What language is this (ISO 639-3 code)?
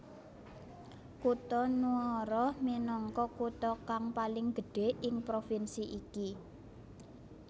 jav